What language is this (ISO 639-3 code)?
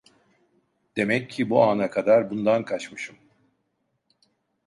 tur